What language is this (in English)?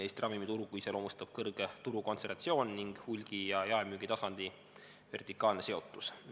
Estonian